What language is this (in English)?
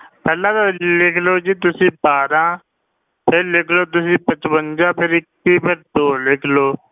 Punjabi